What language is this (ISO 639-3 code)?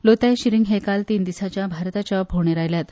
kok